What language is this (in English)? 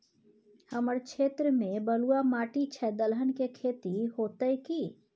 Maithili